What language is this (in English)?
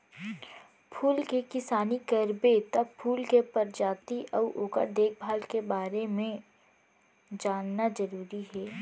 Chhattisgarhi